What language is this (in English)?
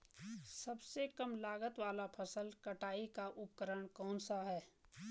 Hindi